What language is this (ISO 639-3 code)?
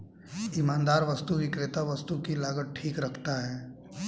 hin